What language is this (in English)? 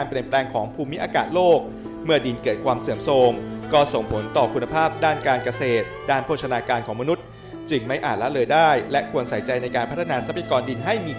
Thai